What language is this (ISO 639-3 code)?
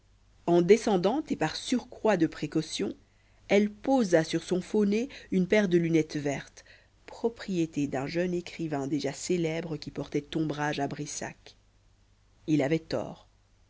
fra